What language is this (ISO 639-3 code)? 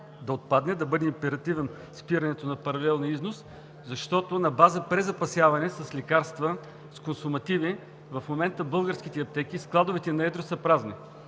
bul